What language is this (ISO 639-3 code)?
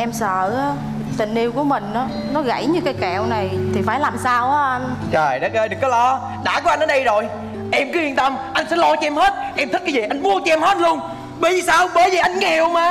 vie